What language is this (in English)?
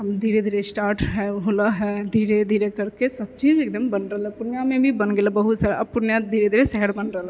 Maithili